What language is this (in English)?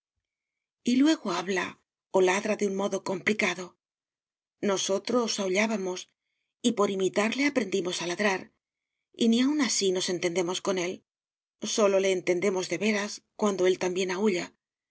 Spanish